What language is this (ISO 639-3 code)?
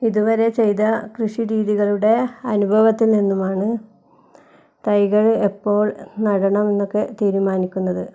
mal